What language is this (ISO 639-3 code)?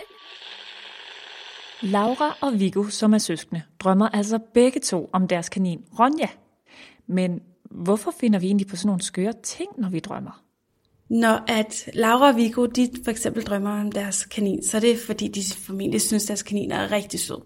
dan